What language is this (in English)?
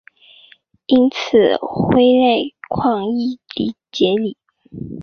Chinese